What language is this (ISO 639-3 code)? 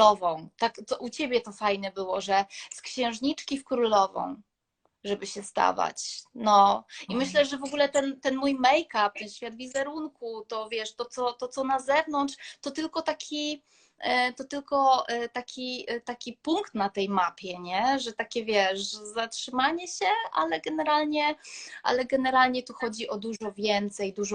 pol